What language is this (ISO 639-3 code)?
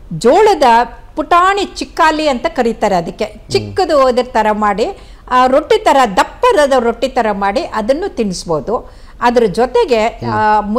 kan